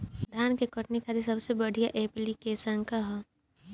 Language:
Bhojpuri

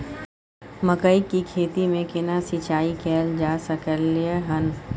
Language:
Maithili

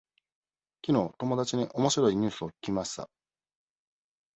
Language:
Japanese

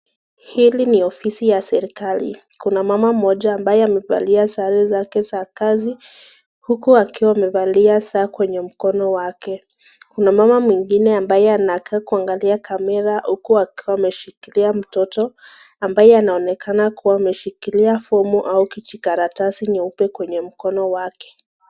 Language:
Swahili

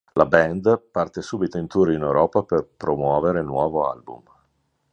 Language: Italian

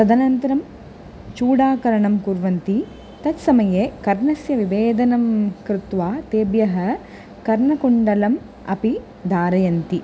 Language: Sanskrit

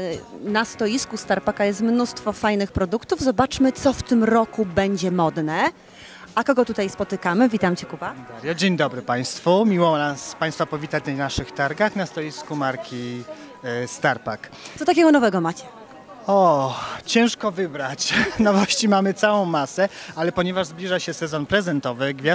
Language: Polish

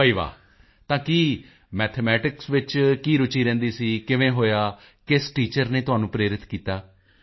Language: Punjabi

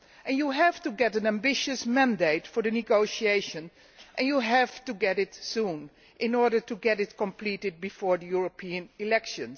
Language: English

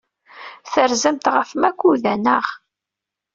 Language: Kabyle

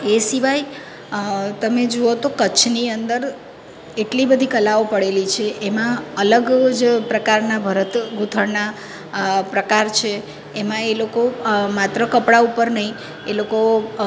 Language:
Gujarati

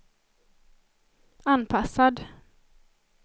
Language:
Swedish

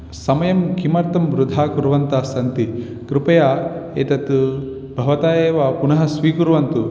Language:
Sanskrit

